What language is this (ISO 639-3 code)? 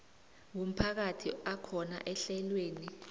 nbl